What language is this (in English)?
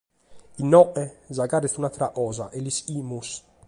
Sardinian